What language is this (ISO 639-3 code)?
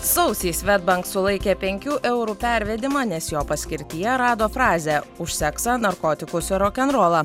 lit